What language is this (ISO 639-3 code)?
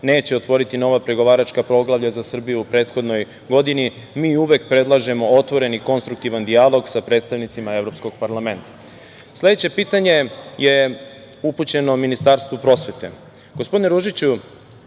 srp